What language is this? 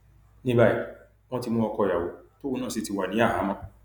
Yoruba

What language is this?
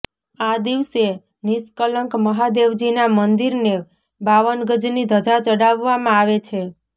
Gujarati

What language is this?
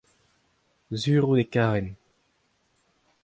Breton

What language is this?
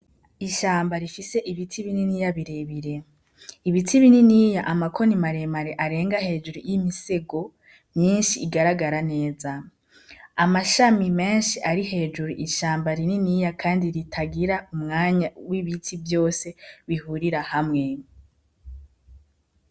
Rundi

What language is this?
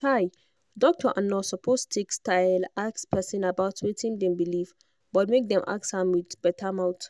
Nigerian Pidgin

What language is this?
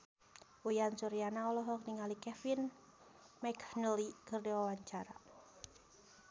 Sundanese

